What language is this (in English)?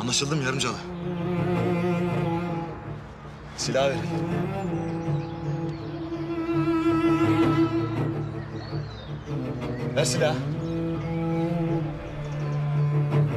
Turkish